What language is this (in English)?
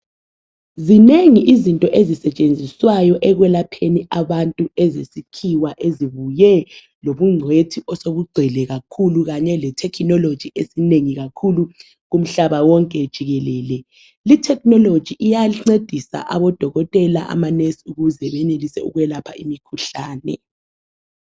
North Ndebele